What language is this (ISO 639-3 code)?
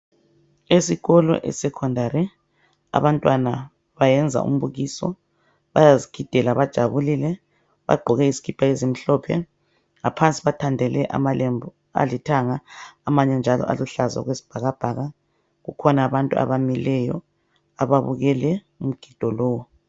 nde